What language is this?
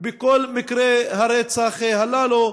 Hebrew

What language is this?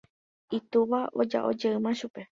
Guarani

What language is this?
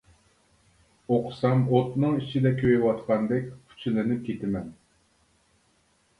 Uyghur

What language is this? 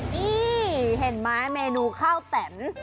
Thai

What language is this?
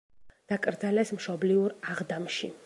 Georgian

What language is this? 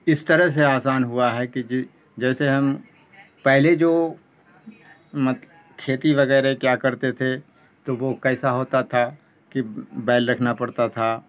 Urdu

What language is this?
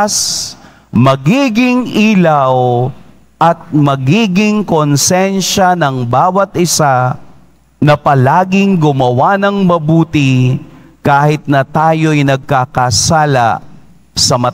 Filipino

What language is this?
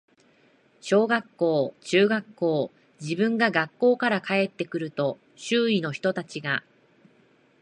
Japanese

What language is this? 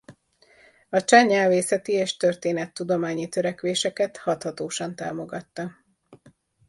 Hungarian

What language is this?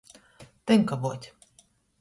Latgalian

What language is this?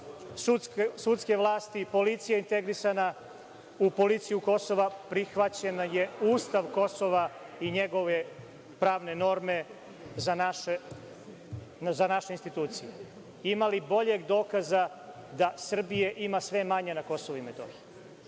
Serbian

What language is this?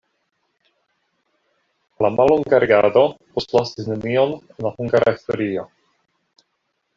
Esperanto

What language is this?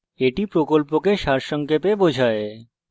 Bangla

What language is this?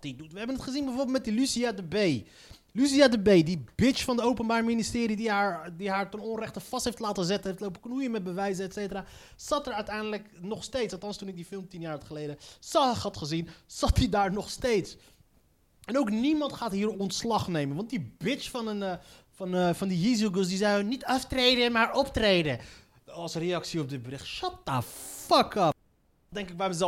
Dutch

